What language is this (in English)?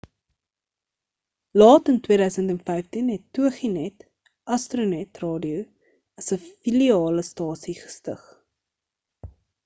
Afrikaans